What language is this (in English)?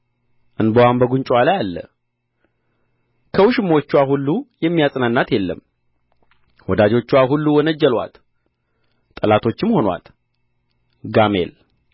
Amharic